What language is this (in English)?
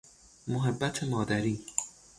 Persian